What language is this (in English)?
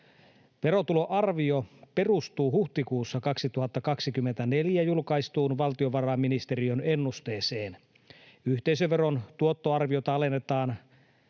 Finnish